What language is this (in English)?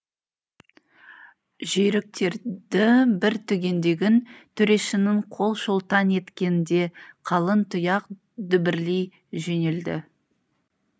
Kazakh